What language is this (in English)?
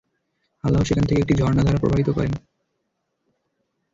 Bangla